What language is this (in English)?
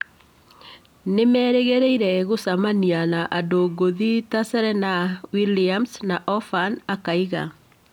Kikuyu